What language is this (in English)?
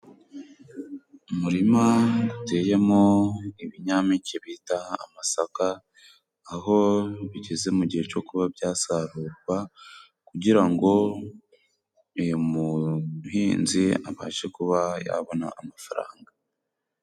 Kinyarwanda